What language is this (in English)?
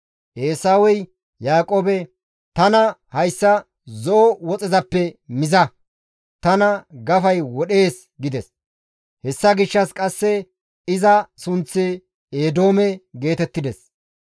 Gamo